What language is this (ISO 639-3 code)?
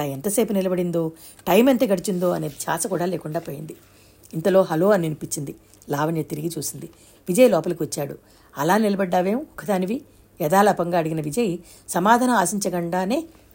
tel